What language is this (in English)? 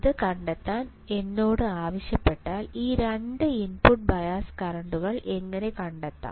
Malayalam